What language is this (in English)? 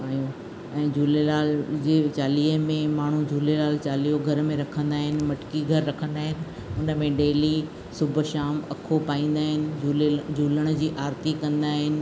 Sindhi